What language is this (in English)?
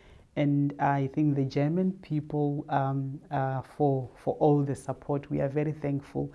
English